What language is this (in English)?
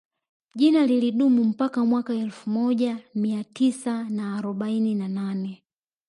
Swahili